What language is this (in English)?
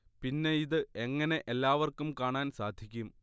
Malayalam